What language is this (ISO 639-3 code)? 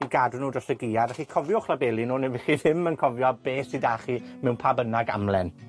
cym